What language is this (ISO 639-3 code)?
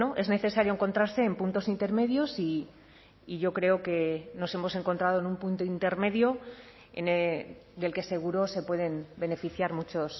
spa